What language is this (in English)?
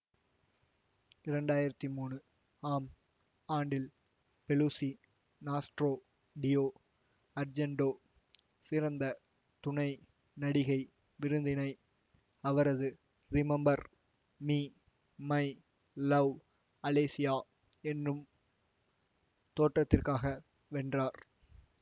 Tamil